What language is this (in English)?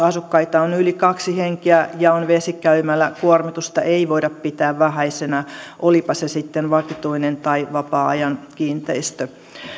Finnish